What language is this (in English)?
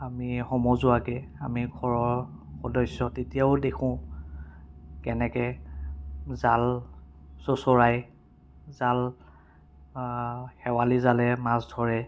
Assamese